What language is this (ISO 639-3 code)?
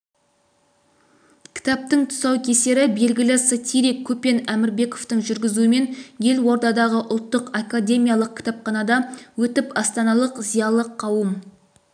kaz